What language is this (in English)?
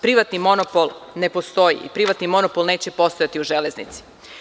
Serbian